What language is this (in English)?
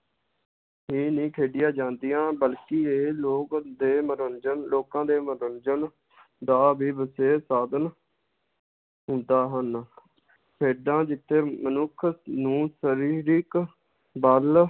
Punjabi